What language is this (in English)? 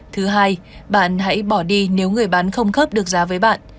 Vietnamese